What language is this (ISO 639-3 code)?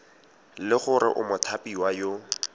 tsn